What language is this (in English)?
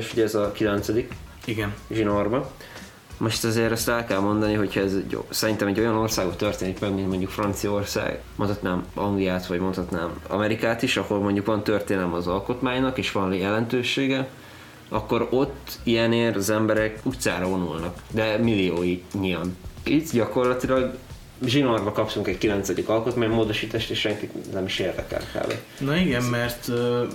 Hungarian